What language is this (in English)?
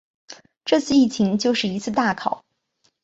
Chinese